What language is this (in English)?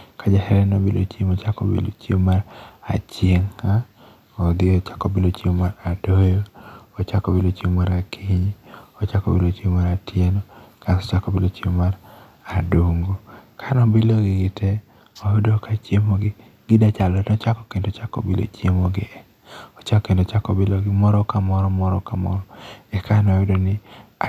Luo (Kenya and Tanzania)